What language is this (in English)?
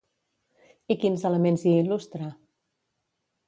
Catalan